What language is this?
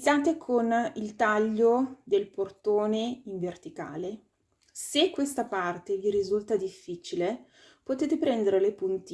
Italian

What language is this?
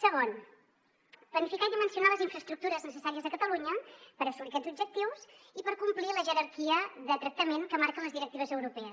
Catalan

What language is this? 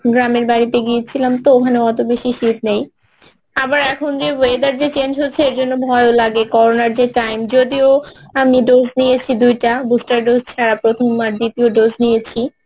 Bangla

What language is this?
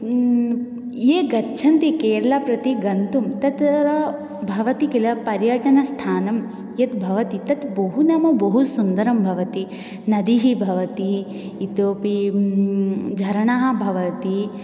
Sanskrit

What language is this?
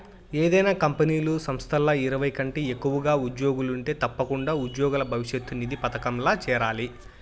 Telugu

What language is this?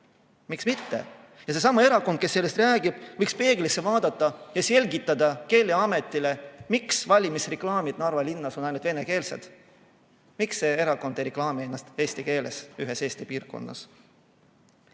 Estonian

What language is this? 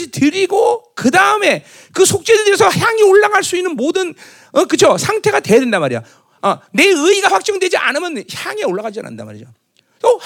Korean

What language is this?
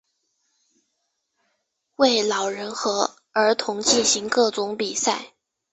Chinese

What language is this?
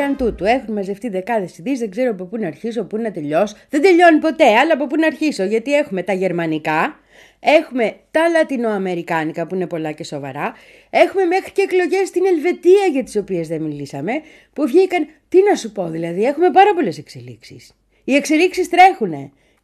Greek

